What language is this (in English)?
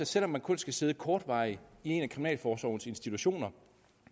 Danish